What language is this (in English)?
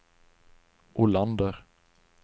Swedish